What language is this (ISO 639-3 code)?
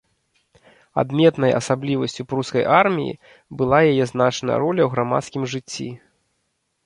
bel